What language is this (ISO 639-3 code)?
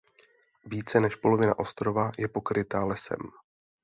ces